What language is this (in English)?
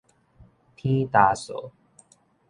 Min Nan Chinese